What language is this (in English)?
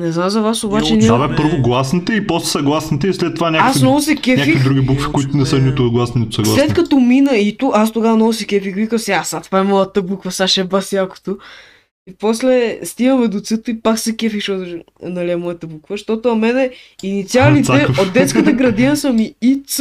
Bulgarian